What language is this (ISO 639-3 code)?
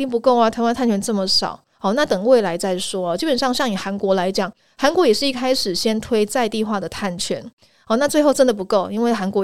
zho